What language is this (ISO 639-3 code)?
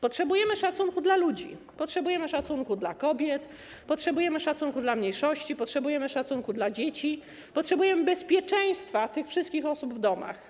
pol